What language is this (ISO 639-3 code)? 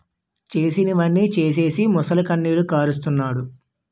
tel